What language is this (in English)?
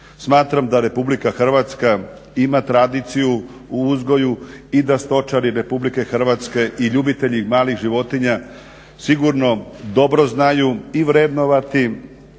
Croatian